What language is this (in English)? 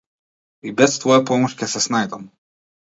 Macedonian